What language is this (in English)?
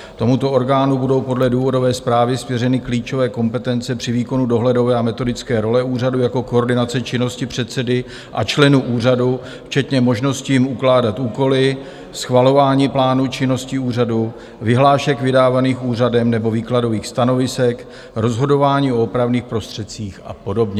Czech